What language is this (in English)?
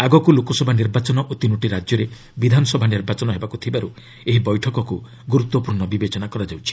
Odia